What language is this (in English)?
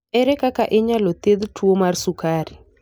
Luo (Kenya and Tanzania)